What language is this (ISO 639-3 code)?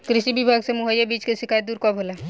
bho